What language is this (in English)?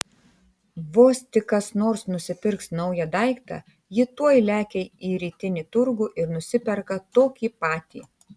Lithuanian